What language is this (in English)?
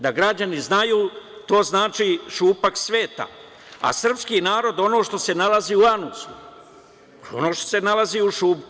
Serbian